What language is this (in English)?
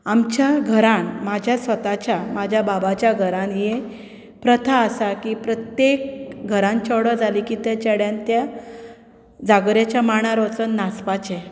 Konkani